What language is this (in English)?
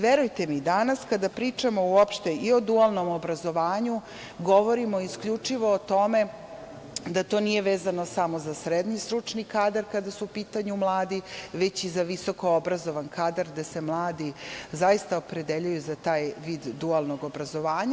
Serbian